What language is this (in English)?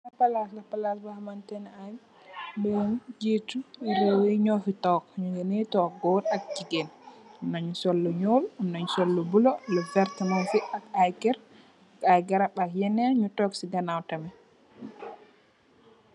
Wolof